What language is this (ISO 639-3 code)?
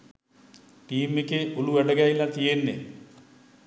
sin